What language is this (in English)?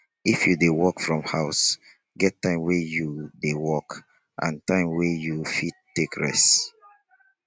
Nigerian Pidgin